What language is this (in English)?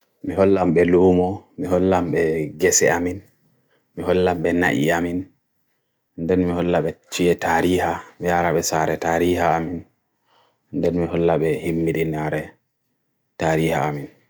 Bagirmi Fulfulde